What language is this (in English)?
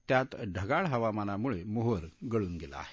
Marathi